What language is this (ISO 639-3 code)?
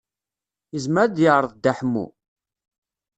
kab